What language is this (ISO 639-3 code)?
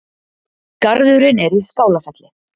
isl